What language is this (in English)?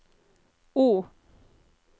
Norwegian